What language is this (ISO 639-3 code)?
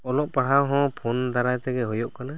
sat